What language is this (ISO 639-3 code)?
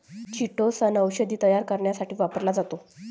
mar